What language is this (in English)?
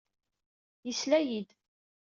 Kabyle